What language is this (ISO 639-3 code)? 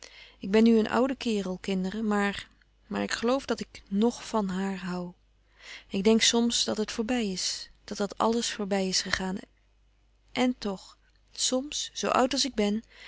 nld